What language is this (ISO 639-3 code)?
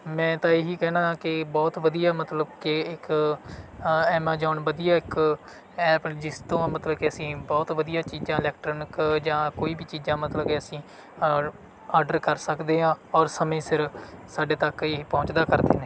pan